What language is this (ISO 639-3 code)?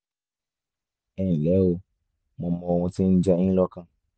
yor